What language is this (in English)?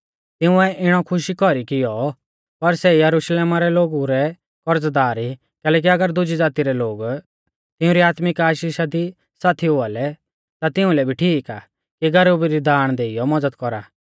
Mahasu Pahari